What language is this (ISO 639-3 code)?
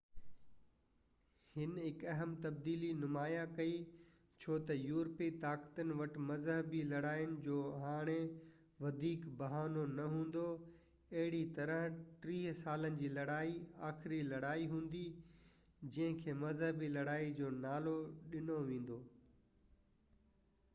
snd